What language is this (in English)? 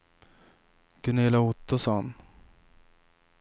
Swedish